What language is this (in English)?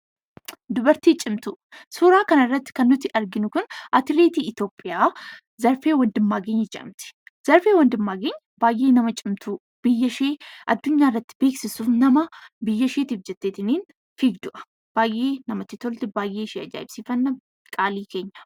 Oromo